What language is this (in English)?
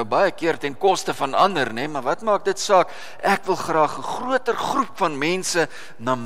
Dutch